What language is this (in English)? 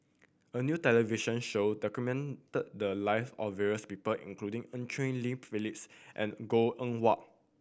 English